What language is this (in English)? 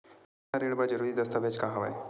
Chhattisgarhi